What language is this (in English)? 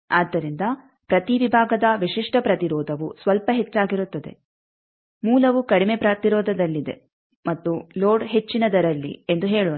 Kannada